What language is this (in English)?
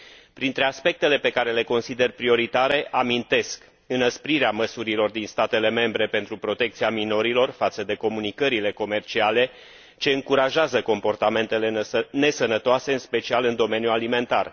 Romanian